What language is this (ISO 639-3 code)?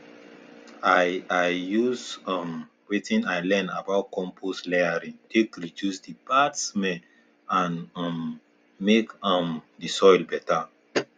pcm